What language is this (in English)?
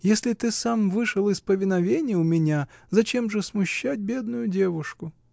Russian